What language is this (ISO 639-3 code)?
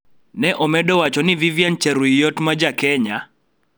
luo